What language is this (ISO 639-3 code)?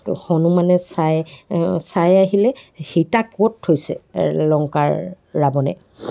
asm